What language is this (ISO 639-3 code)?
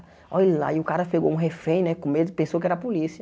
por